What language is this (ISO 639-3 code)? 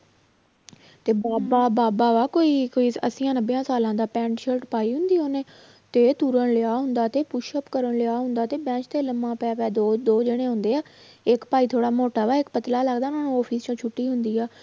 pan